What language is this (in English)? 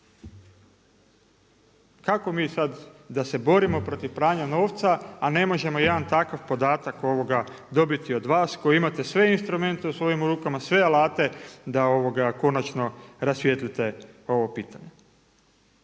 Croatian